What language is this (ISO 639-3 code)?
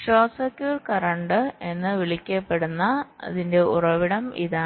mal